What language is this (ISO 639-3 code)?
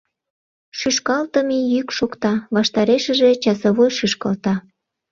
chm